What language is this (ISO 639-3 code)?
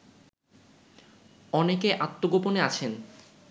ben